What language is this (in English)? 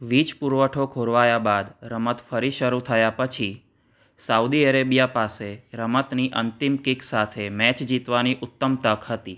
Gujarati